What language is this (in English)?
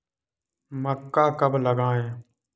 Hindi